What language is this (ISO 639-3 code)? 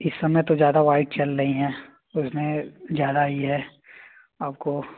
hin